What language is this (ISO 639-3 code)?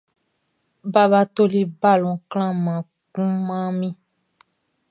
bci